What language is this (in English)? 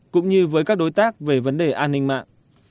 Vietnamese